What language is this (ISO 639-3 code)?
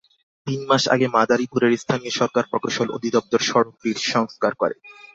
ben